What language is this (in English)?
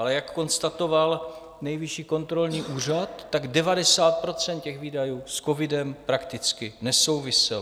Czech